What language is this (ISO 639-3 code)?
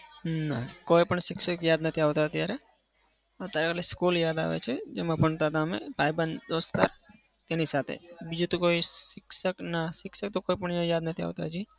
guj